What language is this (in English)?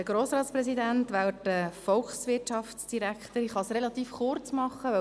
Swiss German